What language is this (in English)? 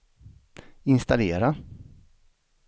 Swedish